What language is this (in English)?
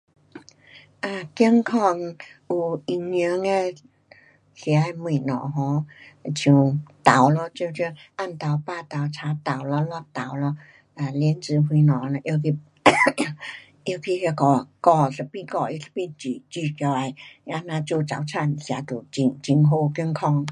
Pu-Xian Chinese